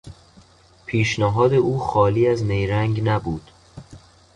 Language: Persian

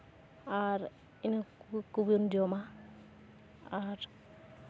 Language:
Santali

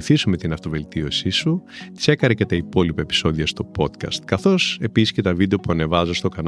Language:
Greek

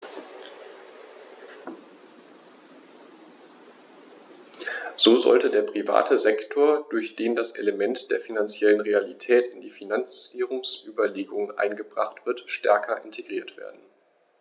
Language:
German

